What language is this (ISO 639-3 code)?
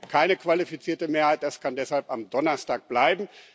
deu